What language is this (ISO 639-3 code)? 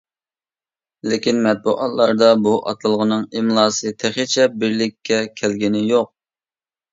uig